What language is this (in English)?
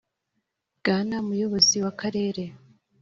Kinyarwanda